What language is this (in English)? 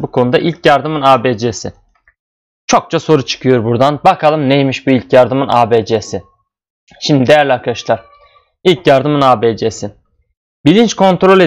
Turkish